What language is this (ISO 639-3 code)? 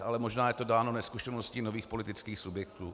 ces